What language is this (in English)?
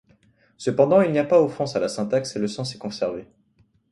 French